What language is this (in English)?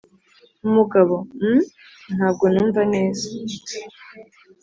Kinyarwanda